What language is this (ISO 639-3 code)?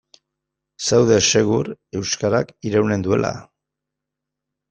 eus